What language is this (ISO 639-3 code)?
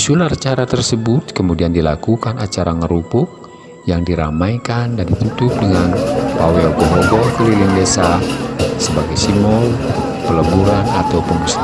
ind